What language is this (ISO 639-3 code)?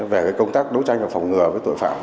vie